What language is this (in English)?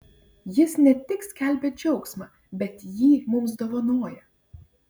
Lithuanian